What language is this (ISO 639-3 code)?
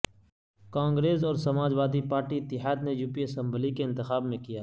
urd